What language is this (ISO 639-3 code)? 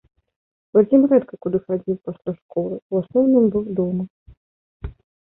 bel